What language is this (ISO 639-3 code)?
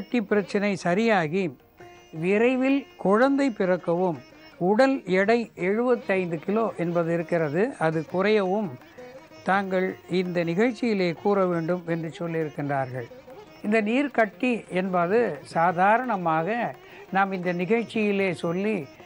tam